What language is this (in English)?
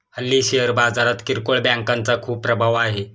Marathi